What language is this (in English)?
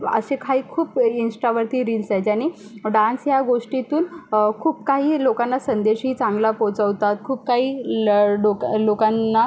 Marathi